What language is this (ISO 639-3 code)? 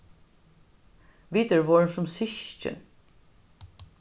fao